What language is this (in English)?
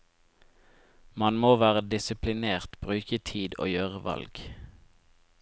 Norwegian